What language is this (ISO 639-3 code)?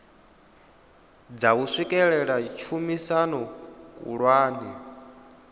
ven